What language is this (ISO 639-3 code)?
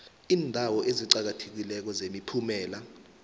nbl